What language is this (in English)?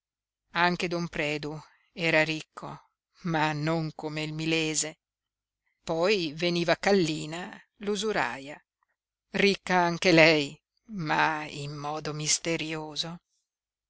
Italian